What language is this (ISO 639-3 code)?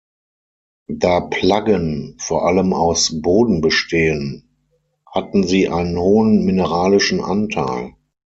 deu